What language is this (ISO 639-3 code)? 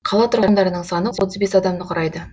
kaz